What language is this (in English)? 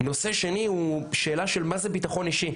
Hebrew